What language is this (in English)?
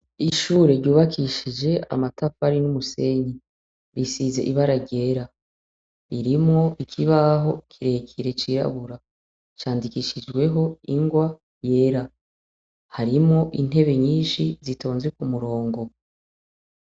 Rundi